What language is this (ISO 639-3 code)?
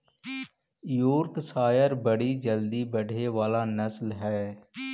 mag